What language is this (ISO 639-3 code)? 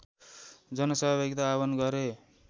nep